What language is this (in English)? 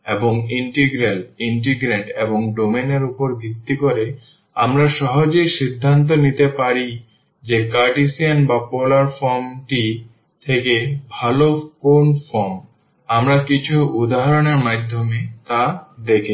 Bangla